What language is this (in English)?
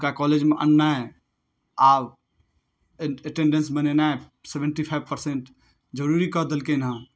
Maithili